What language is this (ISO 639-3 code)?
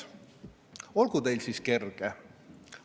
est